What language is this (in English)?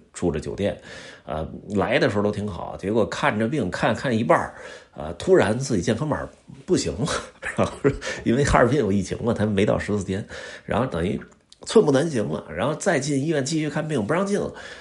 Chinese